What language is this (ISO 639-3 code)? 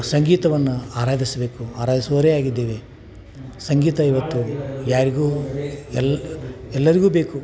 kan